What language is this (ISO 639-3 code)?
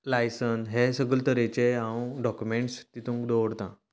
kok